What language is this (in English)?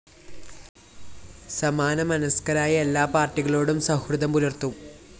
Malayalam